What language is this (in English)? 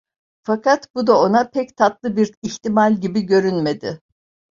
Turkish